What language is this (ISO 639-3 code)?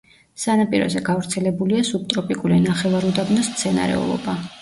kat